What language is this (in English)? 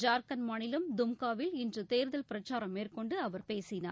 Tamil